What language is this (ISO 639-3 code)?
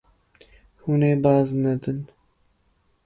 kur